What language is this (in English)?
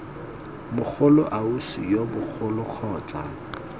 Tswana